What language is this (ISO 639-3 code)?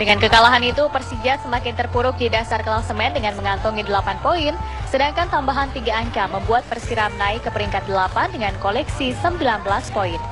ind